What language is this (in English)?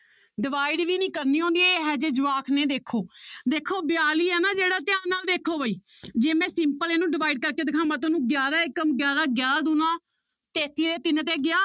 Punjabi